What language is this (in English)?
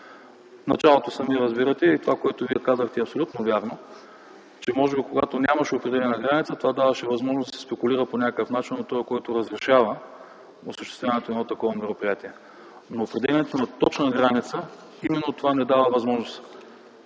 Bulgarian